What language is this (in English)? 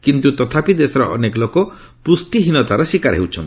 Odia